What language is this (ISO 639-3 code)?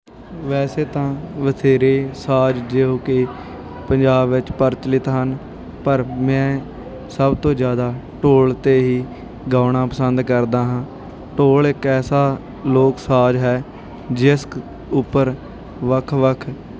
pan